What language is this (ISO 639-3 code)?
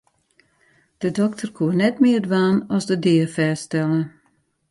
fry